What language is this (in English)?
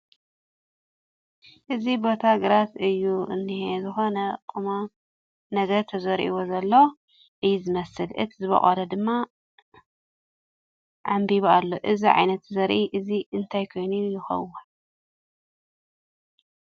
Tigrinya